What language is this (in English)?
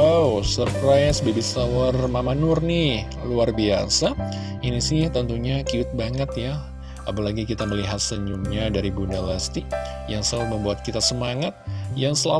Indonesian